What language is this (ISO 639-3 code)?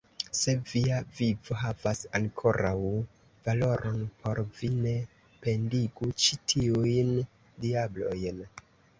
epo